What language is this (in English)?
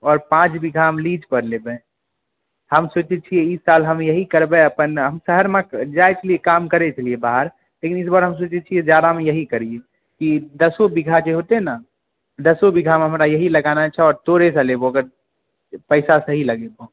Maithili